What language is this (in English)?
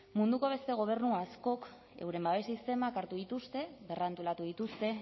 Basque